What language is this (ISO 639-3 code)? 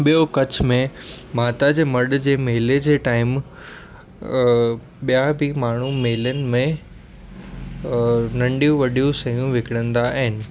snd